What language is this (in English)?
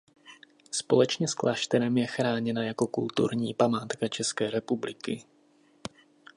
Czech